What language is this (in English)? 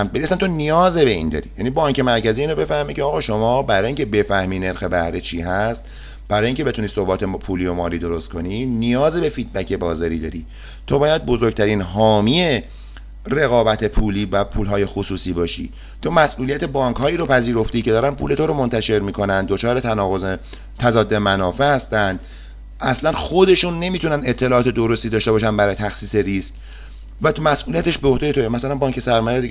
Persian